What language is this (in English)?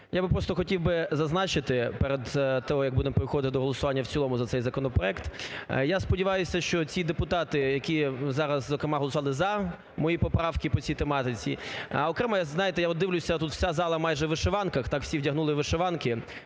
Ukrainian